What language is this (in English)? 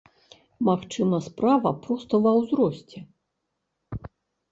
Belarusian